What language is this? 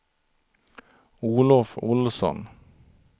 Swedish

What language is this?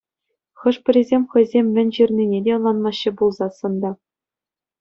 Chuvash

